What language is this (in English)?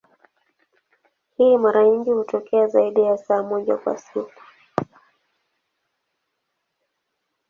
Swahili